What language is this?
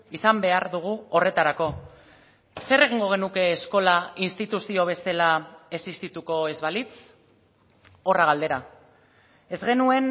Basque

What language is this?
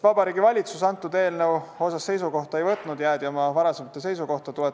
Estonian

